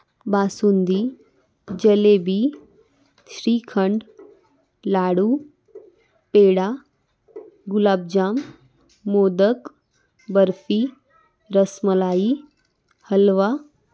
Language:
Marathi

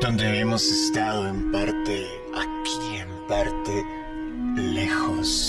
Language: Spanish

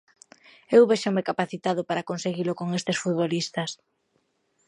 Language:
Galician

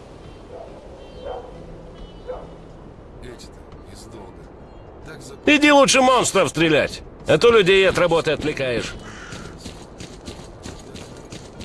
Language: Russian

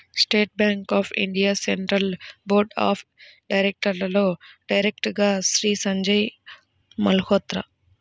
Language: Telugu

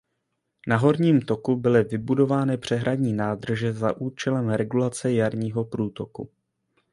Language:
Czech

